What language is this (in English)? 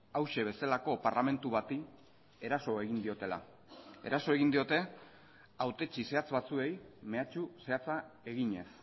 Basque